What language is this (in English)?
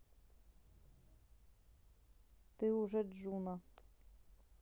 Russian